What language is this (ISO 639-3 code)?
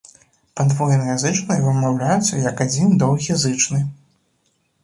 bel